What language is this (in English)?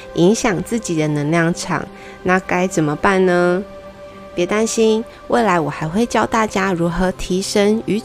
Chinese